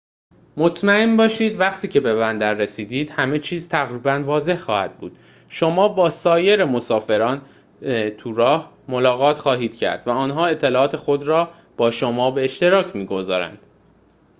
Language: Persian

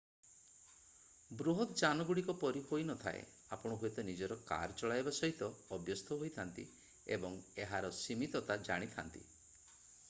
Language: Odia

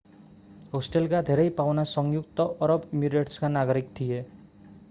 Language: Nepali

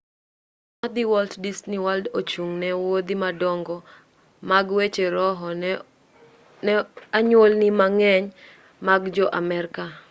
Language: Luo (Kenya and Tanzania)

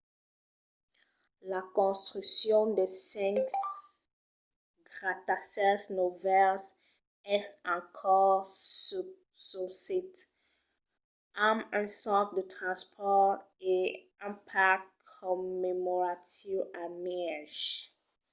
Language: Occitan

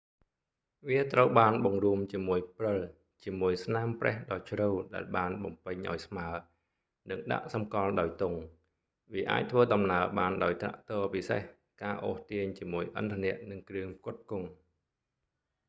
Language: Khmer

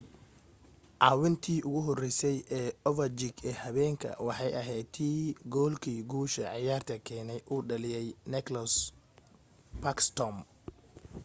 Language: Somali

